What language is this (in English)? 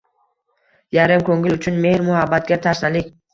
Uzbek